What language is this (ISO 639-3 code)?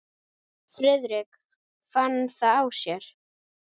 isl